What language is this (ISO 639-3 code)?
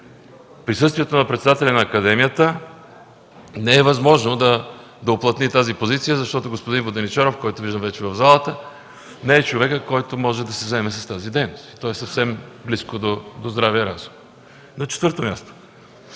bul